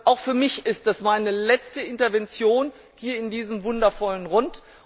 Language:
German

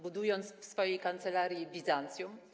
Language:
Polish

